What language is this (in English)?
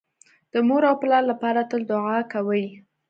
Pashto